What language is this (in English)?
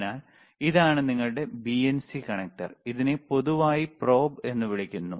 Malayalam